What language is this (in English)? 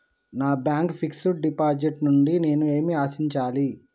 Telugu